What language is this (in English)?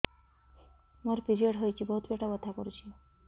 Odia